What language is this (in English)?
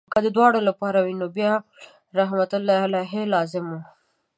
Pashto